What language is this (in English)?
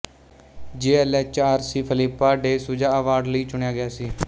Punjabi